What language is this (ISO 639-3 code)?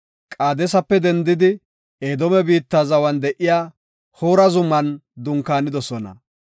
gof